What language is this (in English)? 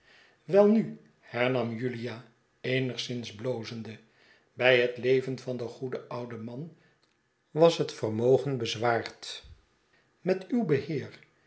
Dutch